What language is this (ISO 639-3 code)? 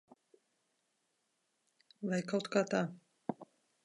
lav